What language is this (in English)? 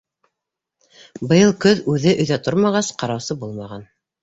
Bashkir